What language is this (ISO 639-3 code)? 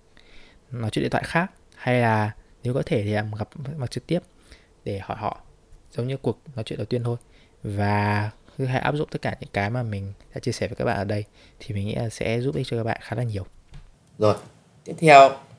vie